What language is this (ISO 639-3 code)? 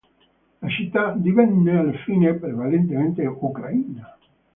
ita